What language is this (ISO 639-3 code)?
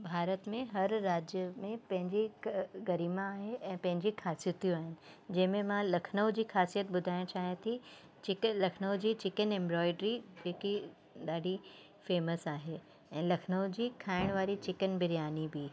snd